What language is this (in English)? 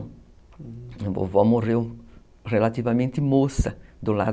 Portuguese